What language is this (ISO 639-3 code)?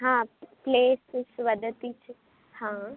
san